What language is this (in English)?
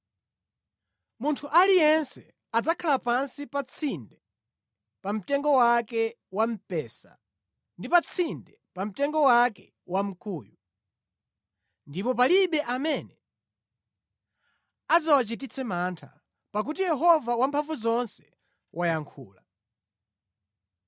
Nyanja